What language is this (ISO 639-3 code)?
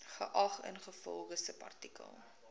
afr